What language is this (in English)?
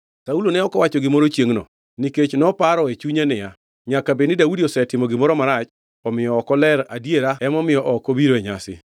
Luo (Kenya and Tanzania)